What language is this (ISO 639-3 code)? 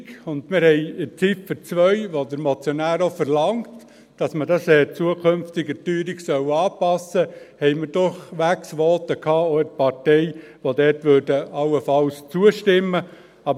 gsw